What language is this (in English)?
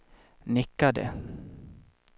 Swedish